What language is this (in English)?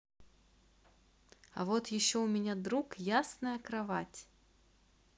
Russian